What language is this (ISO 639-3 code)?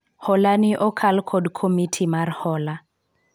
luo